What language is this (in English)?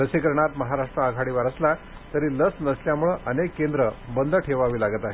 Marathi